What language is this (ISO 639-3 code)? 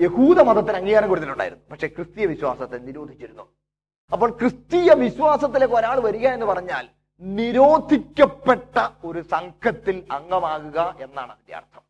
mal